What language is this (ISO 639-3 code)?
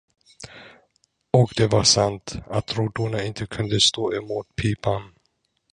swe